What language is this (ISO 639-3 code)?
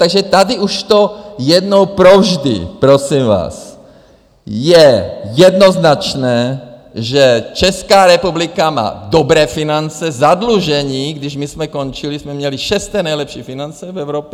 ces